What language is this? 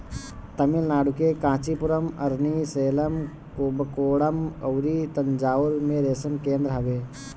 Bhojpuri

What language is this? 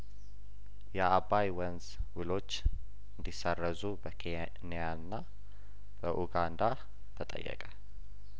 Amharic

